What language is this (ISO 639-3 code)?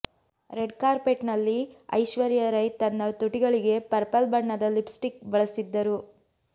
kan